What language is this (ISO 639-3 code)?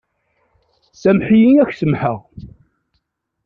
kab